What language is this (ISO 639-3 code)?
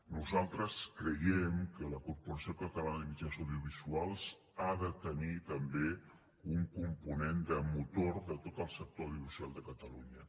cat